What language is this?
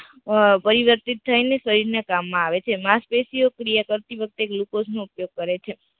Gujarati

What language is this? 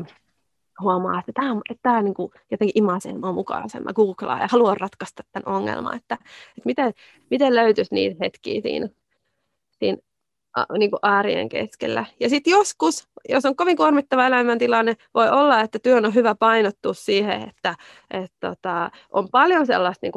Finnish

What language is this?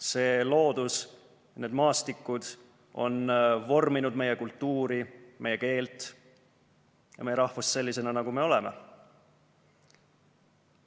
Estonian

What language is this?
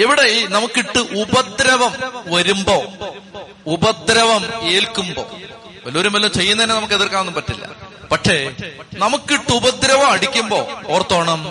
Malayalam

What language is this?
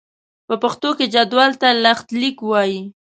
Pashto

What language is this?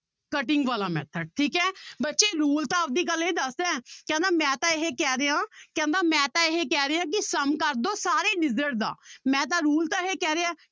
Punjabi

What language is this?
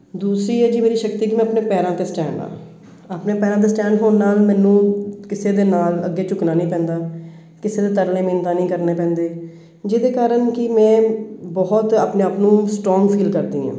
Punjabi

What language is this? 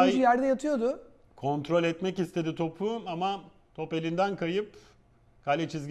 Turkish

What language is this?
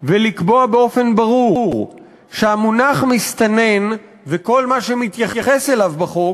Hebrew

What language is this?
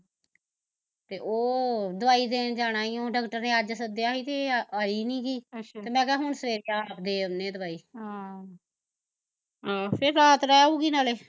Punjabi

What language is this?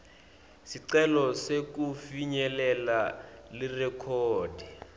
Swati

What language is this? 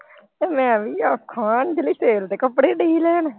Punjabi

